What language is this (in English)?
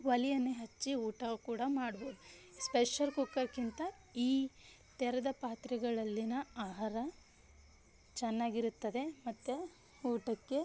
Kannada